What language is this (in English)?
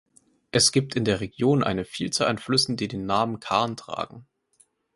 German